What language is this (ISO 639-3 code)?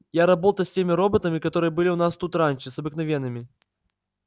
rus